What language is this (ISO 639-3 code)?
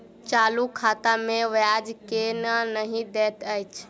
mai